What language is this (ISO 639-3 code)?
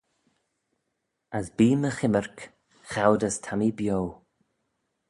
glv